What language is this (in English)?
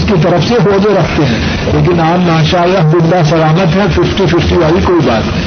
Urdu